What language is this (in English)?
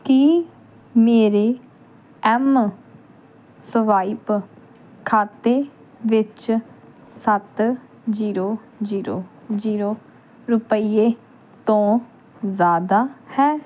Punjabi